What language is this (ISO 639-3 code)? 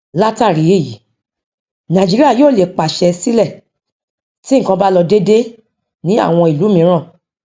yor